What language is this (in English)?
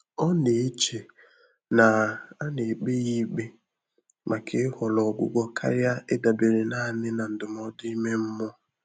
Igbo